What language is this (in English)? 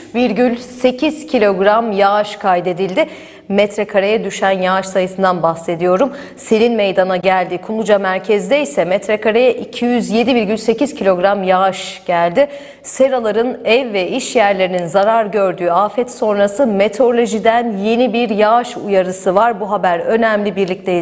Turkish